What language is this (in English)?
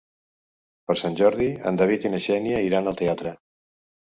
Catalan